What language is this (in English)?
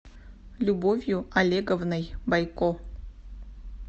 Russian